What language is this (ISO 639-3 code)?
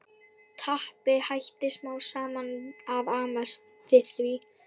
isl